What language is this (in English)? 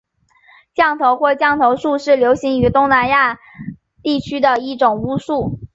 Chinese